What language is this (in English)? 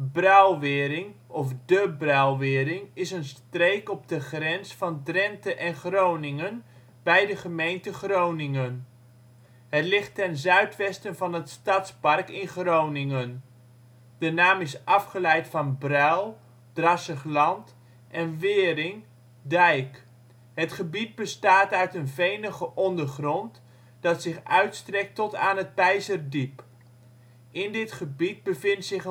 Dutch